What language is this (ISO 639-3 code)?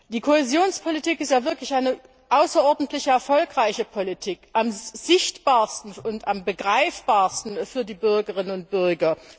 deu